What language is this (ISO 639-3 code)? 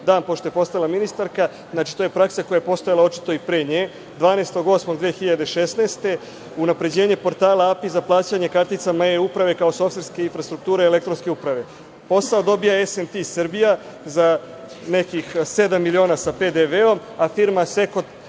srp